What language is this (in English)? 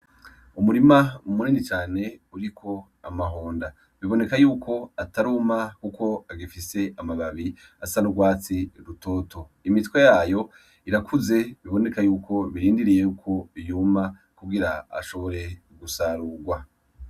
Rundi